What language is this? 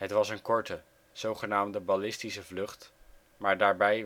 Dutch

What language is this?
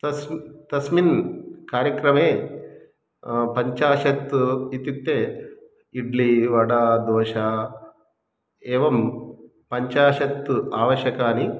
Sanskrit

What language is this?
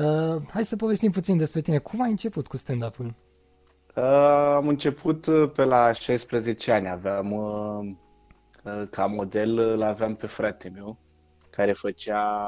Romanian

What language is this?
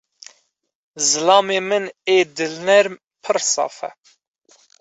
Kurdish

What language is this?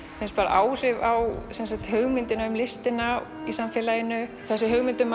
Icelandic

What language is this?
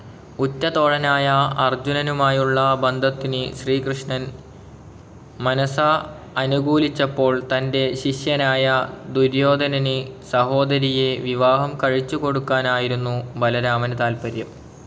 Malayalam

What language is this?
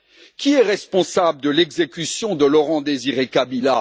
French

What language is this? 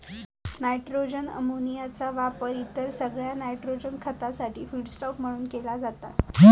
Marathi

